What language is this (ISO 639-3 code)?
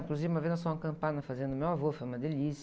por